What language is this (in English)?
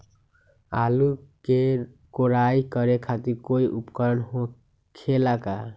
Magahi